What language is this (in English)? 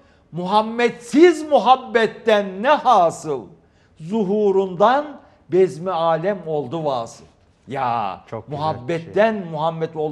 Turkish